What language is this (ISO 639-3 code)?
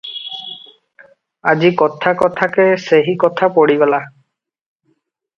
ori